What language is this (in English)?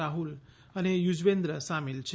Gujarati